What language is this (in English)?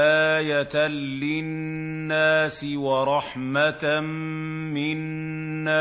Arabic